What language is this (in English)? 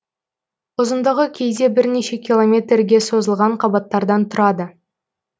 Kazakh